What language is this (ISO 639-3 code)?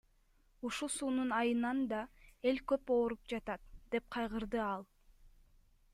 kir